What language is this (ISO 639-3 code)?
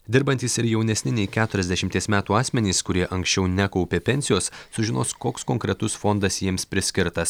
lit